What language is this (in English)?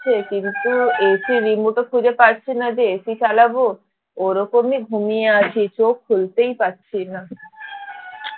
Bangla